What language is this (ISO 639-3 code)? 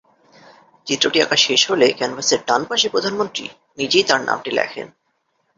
ben